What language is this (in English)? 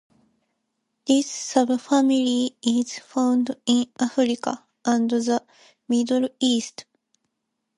English